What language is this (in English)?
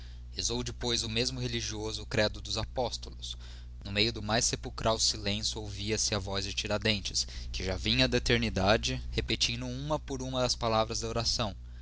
Portuguese